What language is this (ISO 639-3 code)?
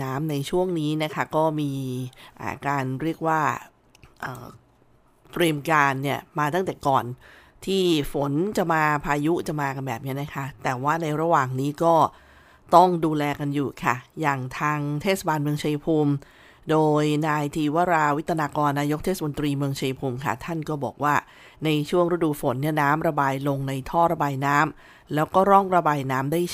tha